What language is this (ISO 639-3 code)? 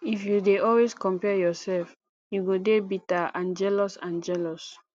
pcm